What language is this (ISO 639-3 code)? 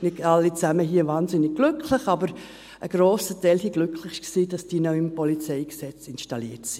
gsw